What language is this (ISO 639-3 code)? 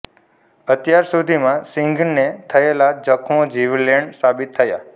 guj